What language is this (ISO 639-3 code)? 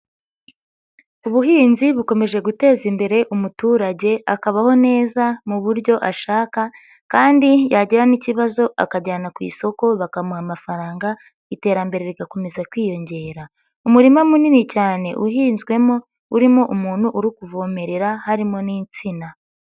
kin